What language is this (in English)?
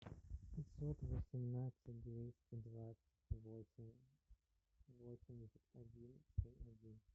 Russian